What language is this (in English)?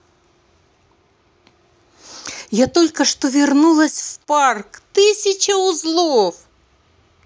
Russian